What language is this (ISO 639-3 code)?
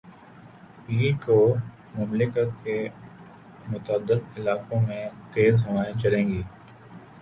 urd